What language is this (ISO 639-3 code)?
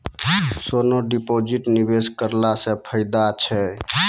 mai